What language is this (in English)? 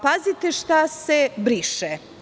Serbian